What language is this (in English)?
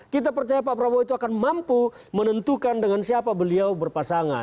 Indonesian